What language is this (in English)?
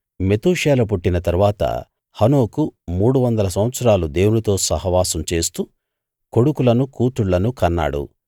Telugu